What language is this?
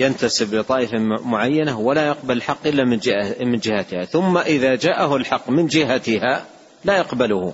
Arabic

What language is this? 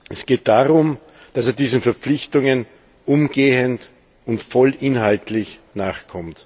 German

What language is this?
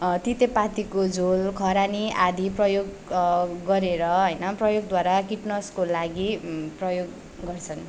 Nepali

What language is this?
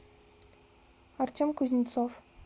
Russian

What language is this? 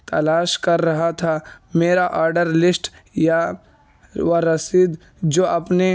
Urdu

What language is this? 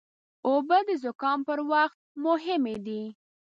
Pashto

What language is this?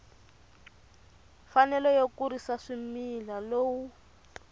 Tsonga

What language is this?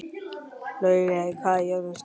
Icelandic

